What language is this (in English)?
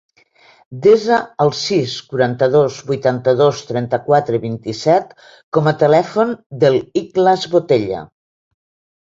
Catalan